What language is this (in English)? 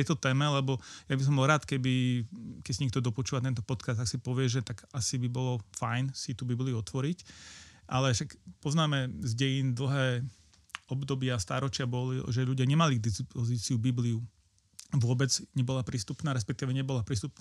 Slovak